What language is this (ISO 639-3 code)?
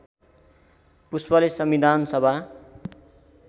nep